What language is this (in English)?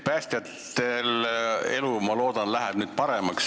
Estonian